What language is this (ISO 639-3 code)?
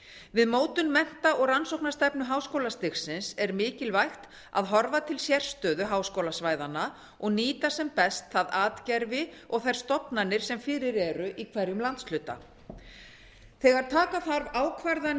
isl